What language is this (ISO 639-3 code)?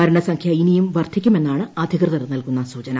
mal